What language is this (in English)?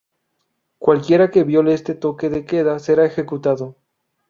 Spanish